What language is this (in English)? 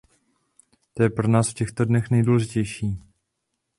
Czech